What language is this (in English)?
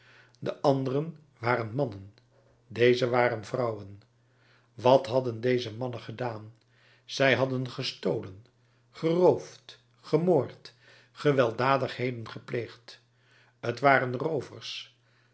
Dutch